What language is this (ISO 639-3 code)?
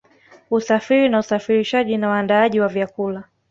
swa